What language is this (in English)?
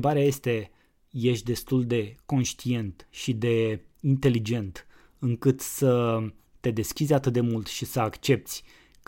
Romanian